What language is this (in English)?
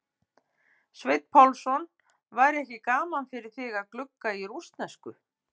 Icelandic